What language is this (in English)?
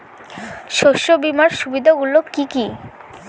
Bangla